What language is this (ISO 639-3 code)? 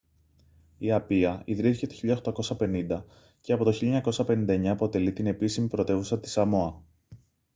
ell